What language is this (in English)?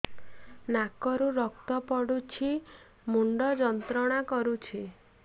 Odia